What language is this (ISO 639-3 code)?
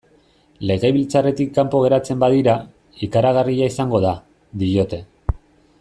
eus